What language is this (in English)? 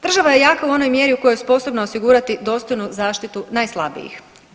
Croatian